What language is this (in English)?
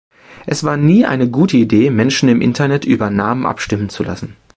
German